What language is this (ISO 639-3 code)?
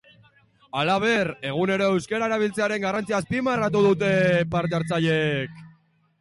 eus